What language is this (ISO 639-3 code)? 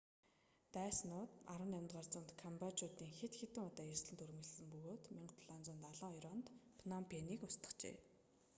mon